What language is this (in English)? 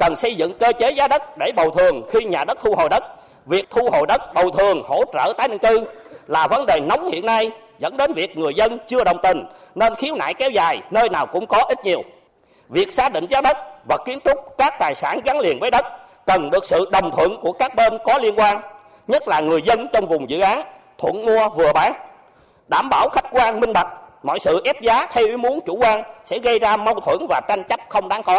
Vietnamese